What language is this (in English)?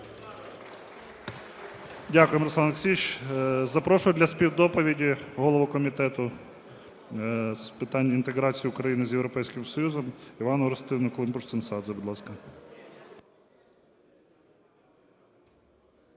Ukrainian